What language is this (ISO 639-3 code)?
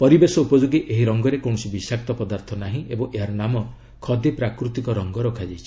ori